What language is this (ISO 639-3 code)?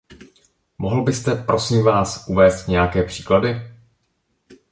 ces